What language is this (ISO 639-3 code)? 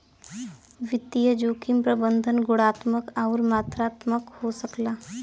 bho